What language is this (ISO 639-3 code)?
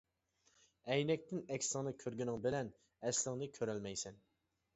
uig